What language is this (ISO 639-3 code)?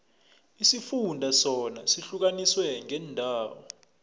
nbl